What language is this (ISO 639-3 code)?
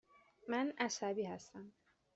fas